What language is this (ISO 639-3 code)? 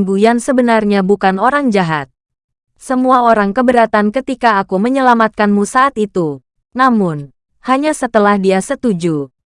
ind